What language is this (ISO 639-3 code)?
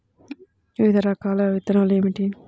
tel